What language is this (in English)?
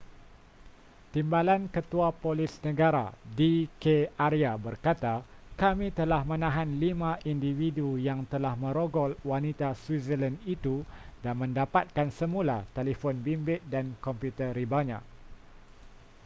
Malay